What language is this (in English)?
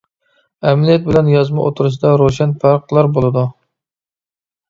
Uyghur